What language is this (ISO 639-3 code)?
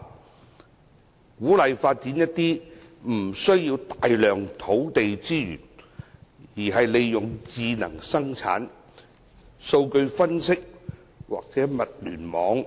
yue